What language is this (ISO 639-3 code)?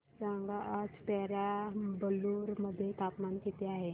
mar